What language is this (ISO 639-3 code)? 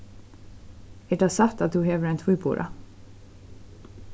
fao